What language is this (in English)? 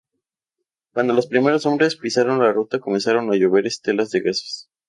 Spanish